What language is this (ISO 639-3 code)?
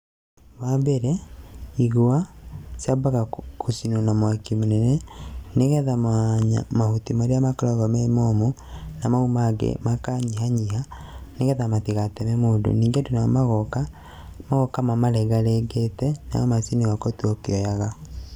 kik